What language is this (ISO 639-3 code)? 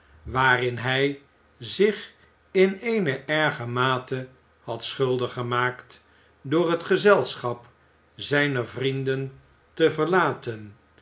nld